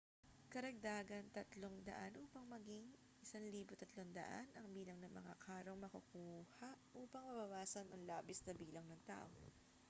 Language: Filipino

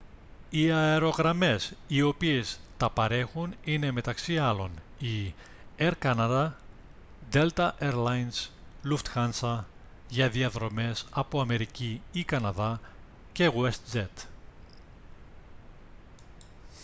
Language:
Greek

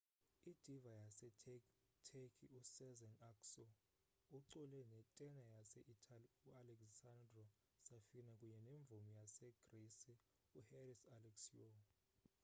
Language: Xhosa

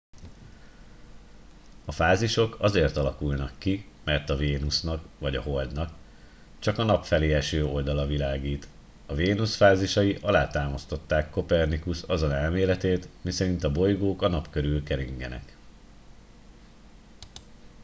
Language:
Hungarian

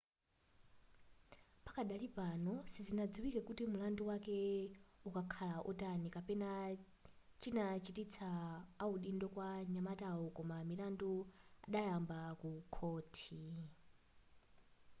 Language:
Nyanja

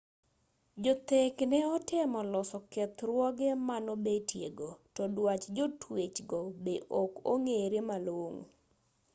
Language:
Luo (Kenya and Tanzania)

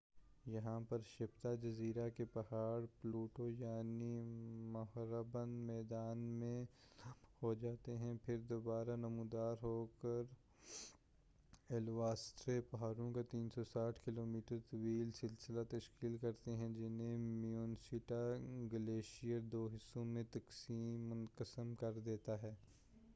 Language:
Urdu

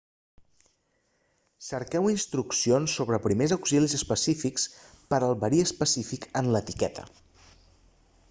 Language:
Catalan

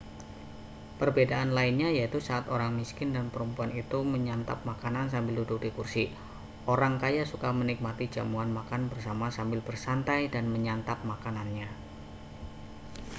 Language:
Indonesian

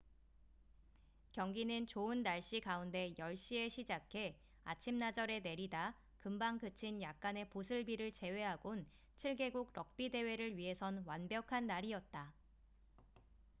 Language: Korean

